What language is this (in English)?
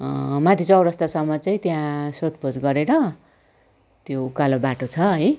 Nepali